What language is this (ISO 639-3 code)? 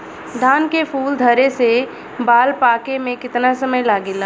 bho